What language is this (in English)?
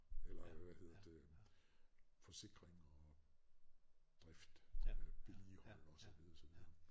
Danish